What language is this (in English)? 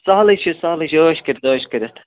Kashmiri